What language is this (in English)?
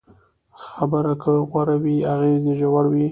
Pashto